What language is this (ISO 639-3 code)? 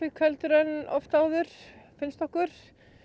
isl